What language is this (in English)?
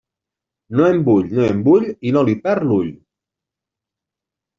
Catalan